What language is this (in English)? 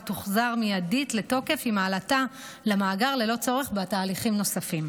Hebrew